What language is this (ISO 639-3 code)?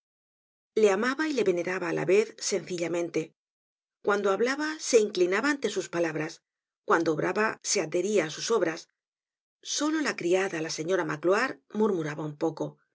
spa